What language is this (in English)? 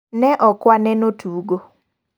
Luo (Kenya and Tanzania)